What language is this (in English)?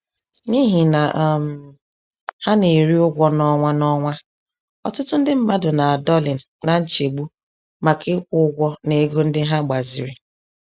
Igbo